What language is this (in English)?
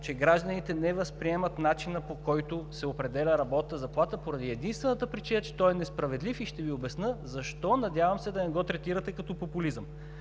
Bulgarian